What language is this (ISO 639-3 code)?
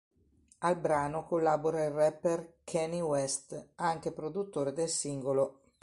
ita